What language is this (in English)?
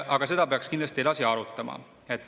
Estonian